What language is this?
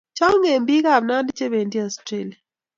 Kalenjin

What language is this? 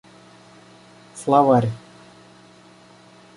Russian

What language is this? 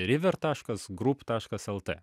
Lithuanian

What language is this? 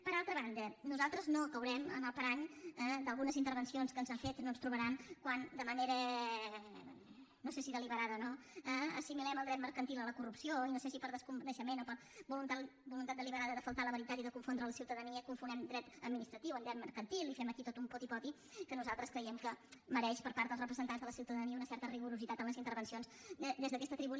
Catalan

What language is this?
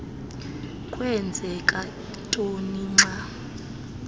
Xhosa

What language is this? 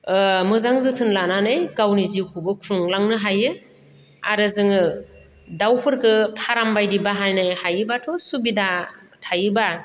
Bodo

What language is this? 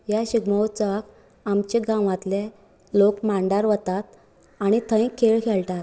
Konkani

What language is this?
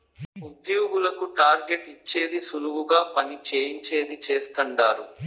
Telugu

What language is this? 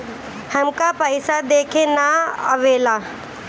Bhojpuri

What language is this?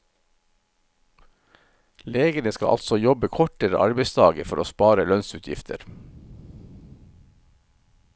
Norwegian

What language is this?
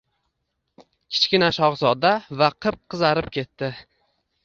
Uzbek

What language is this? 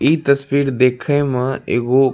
Maithili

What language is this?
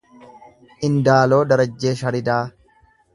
Oromo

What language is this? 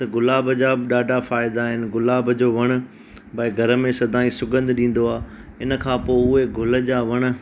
Sindhi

